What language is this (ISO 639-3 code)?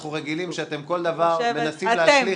heb